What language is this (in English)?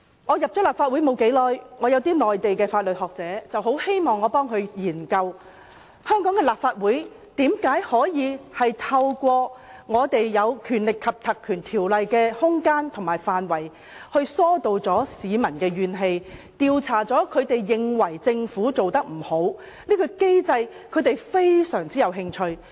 Cantonese